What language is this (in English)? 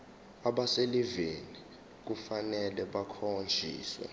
Zulu